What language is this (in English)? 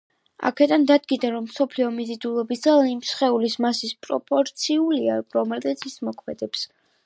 Georgian